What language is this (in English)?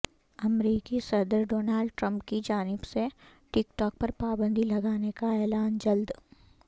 Urdu